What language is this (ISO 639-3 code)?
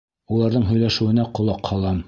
bak